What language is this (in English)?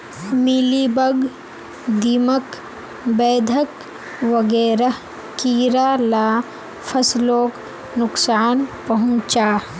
Magahi